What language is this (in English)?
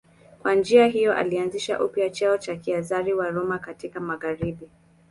Swahili